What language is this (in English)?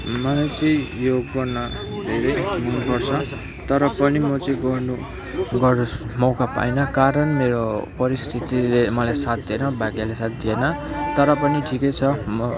Nepali